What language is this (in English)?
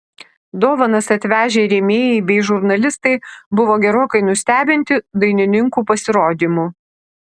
Lithuanian